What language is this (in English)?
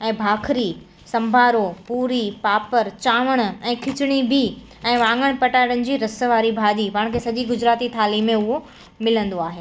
Sindhi